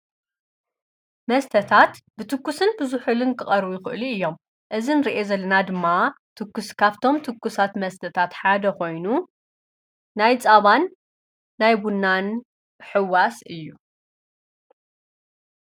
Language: Tigrinya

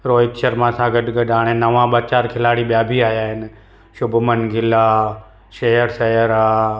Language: Sindhi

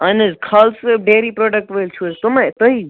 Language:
Kashmiri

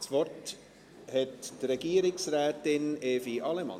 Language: Swiss German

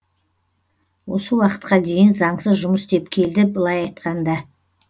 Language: Kazakh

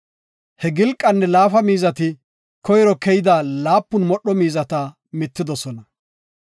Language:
Gofa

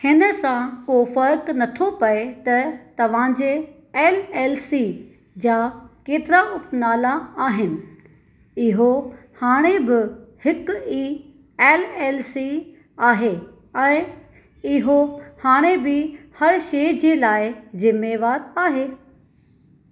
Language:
Sindhi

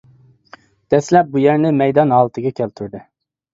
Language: Uyghur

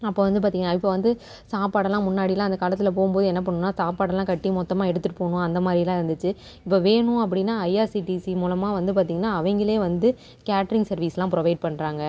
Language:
Tamil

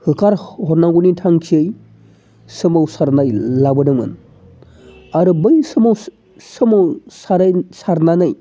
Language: Bodo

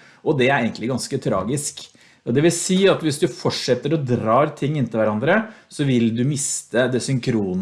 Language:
Norwegian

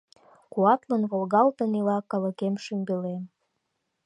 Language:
Mari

